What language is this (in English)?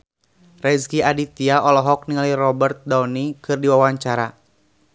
Sundanese